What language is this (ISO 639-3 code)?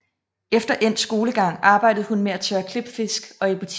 dan